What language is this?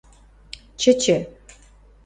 Western Mari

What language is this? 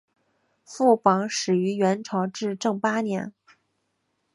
Chinese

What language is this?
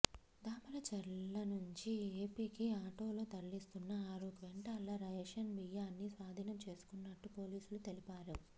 Telugu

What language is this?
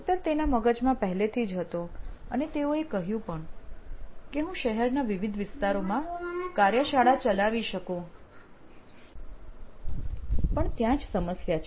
Gujarati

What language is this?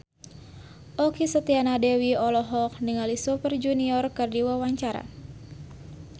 Sundanese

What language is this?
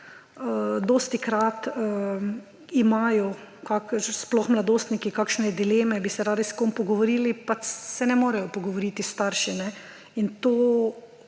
Slovenian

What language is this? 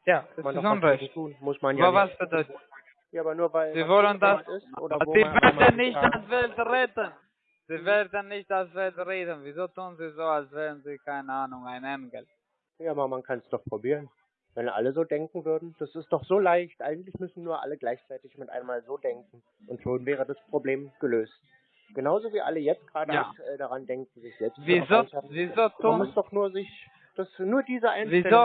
German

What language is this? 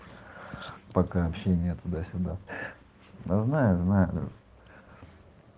Russian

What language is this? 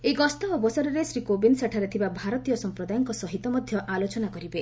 Odia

